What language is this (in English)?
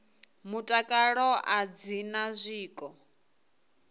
Venda